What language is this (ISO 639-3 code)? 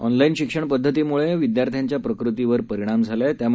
mar